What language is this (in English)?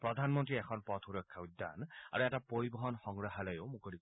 Assamese